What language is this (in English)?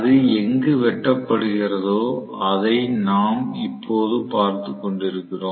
Tamil